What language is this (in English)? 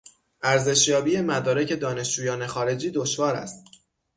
Persian